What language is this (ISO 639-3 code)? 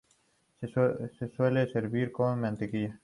spa